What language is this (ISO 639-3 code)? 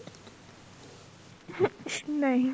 pan